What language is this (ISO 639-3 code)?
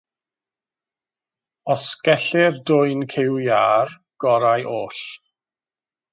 cym